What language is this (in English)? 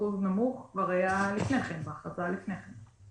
Hebrew